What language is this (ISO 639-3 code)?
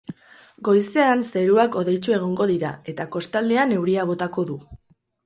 eus